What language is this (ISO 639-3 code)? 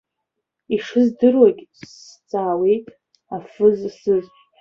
abk